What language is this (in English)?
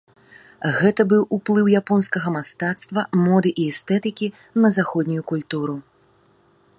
Belarusian